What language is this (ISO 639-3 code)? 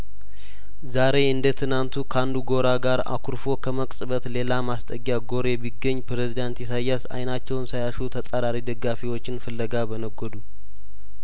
amh